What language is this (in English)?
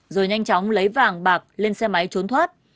Vietnamese